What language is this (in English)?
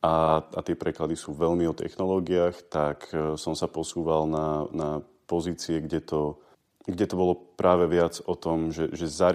Slovak